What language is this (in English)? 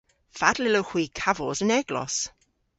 Cornish